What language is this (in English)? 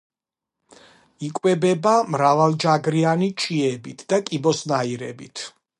Georgian